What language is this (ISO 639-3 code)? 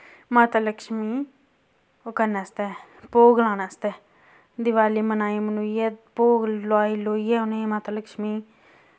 doi